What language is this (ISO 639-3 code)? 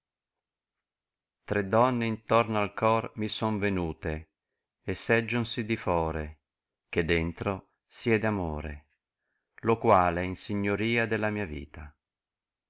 ita